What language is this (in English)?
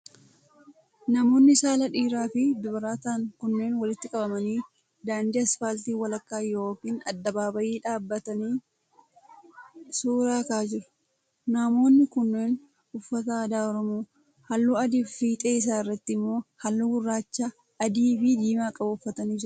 Oromo